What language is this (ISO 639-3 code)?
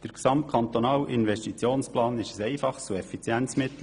gsw